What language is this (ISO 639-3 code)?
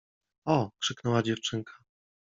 pol